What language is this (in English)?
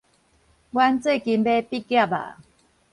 Min Nan Chinese